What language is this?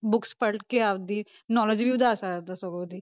Punjabi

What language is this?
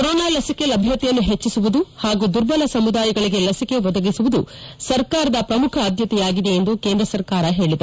Kannada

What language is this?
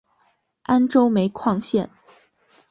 Chinese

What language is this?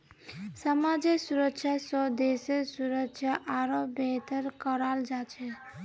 Magahi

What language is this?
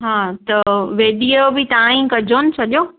Sindhi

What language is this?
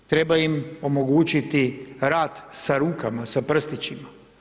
Croatian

